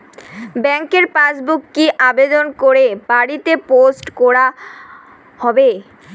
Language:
Bangla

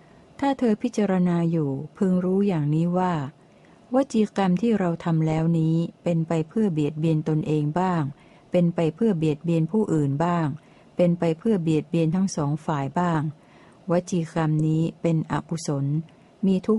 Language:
Thai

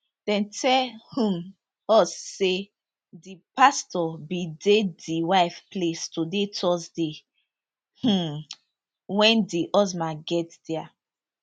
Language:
Nigerian Pidgin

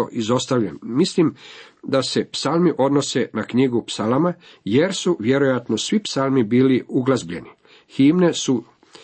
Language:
Croatian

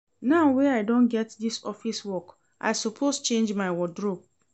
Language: Nigerian Pidgin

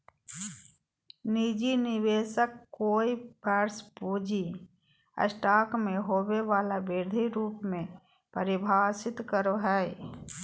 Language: Magahi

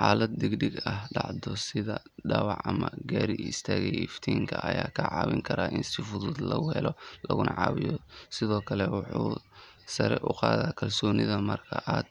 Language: Somali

